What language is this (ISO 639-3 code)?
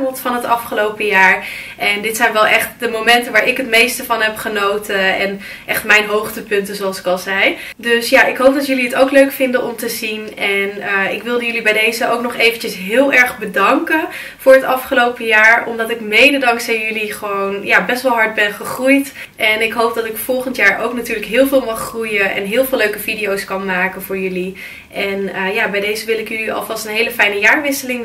nld